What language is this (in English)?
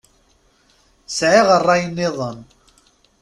Kabyle